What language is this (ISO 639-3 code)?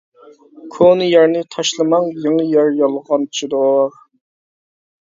uig